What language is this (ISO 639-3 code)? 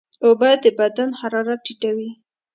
pus